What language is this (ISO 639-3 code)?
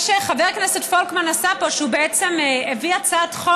heb